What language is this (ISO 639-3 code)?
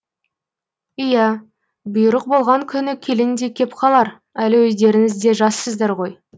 kaz